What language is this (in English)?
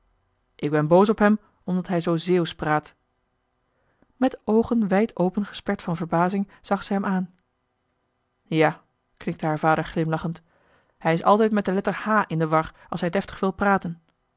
Dutch